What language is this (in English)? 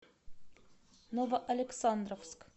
Russian